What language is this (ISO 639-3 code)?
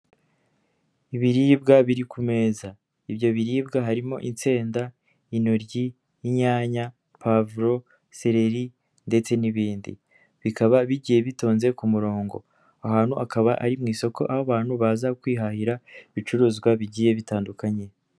kin